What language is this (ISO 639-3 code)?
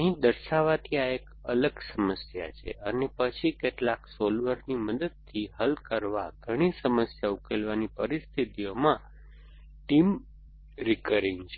guj